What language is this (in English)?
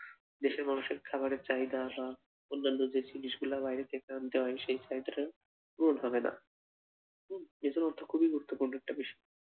Bangla